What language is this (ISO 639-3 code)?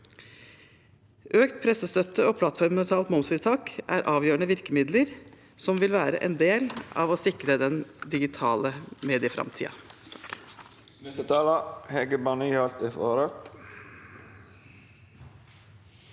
nor